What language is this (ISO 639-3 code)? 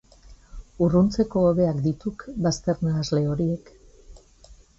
eus